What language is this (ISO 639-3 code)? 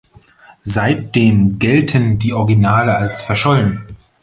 deu